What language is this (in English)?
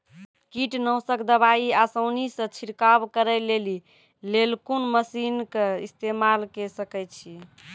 Maithili